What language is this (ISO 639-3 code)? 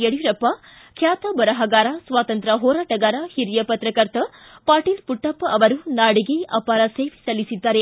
kan